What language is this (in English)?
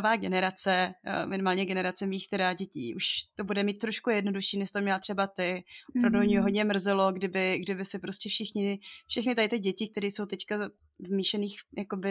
Czech